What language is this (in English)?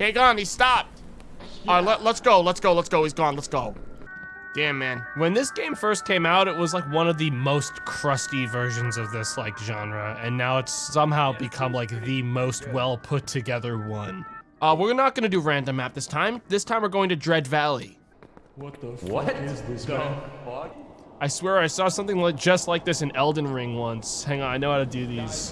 English